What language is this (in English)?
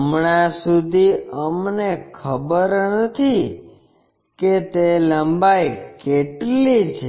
Gujarati